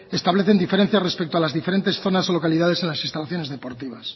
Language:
Spanish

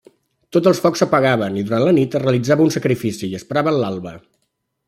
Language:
Catalan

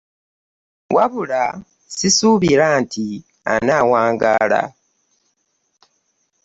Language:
Ganda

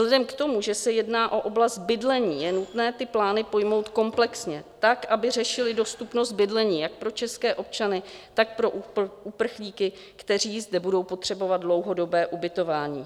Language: Czech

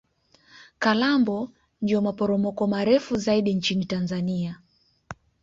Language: Swahili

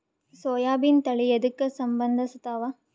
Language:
Kannada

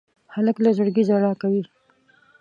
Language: Pashto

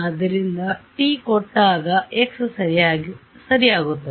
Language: Kannada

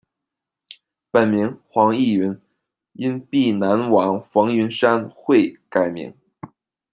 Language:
Chinese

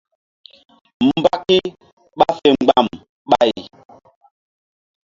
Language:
Mbum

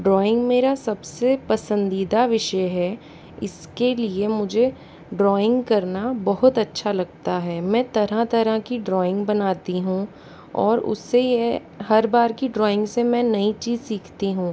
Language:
Hindi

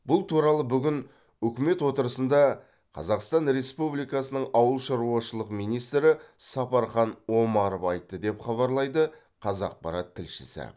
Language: Kazakh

